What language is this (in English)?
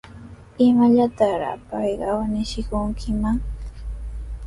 Sihuas Ancash Quechua